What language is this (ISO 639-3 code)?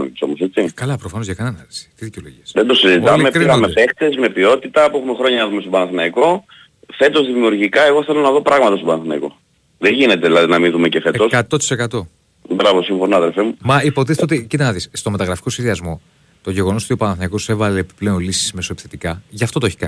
ell